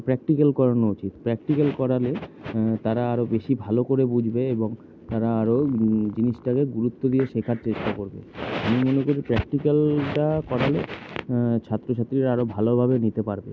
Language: Bangla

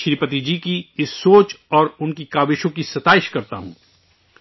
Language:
Urdu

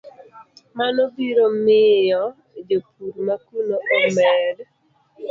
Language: Luo (Kenya and Tanzania)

